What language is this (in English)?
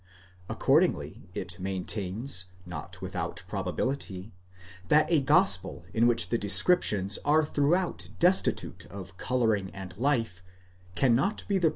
English